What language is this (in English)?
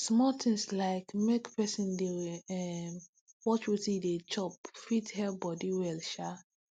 Nigerian Pidgin